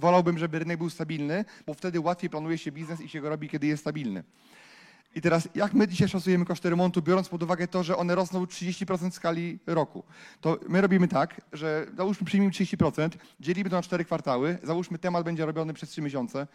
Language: Polish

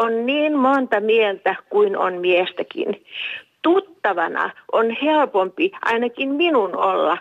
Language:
Finnish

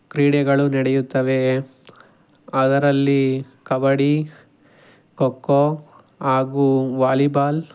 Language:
Kannada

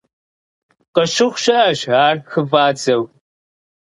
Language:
Kabardian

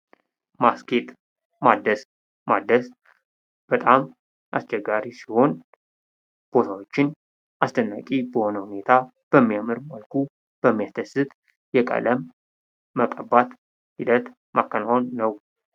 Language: Amharic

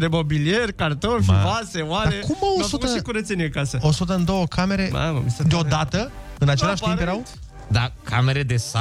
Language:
Romanian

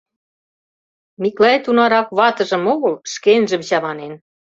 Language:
Mari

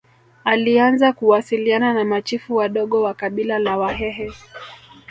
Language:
Swahili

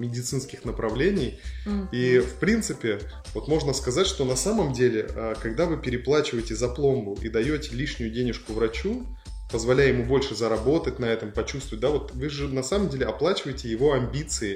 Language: Russian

